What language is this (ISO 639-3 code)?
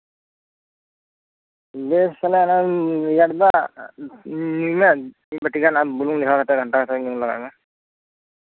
sat